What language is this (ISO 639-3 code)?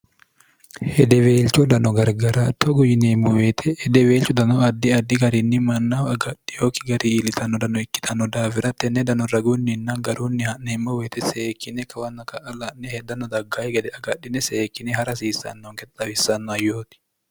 sid